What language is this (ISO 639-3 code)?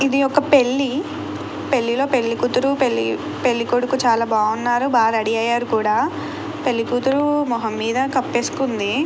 tel